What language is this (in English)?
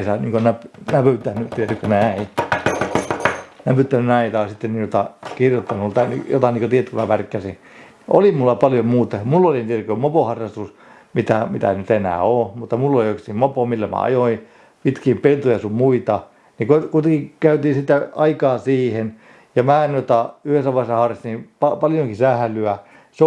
Finnish